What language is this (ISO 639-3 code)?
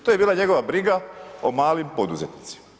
hrv